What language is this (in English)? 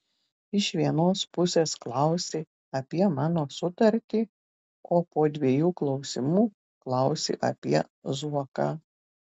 Lithuanian